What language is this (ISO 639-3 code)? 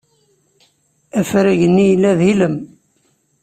kab